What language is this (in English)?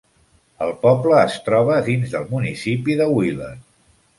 Catalan